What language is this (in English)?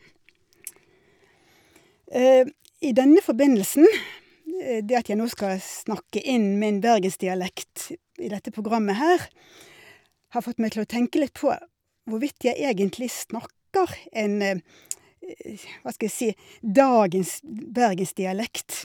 Norwegian